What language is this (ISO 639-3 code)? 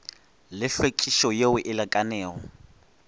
nso